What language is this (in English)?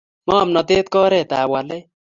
Kalenjin